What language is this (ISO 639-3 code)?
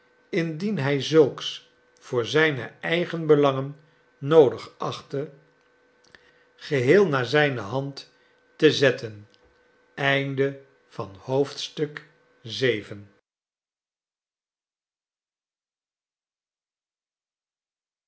nld